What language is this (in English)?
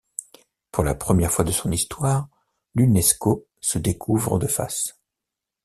French